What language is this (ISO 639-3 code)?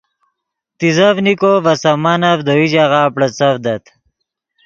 ydg